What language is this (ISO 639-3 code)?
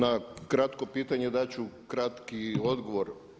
hrv